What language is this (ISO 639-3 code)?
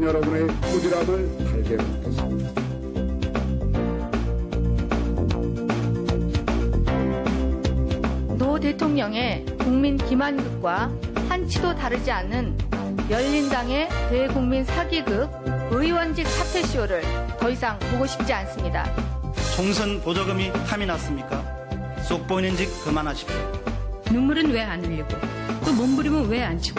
kor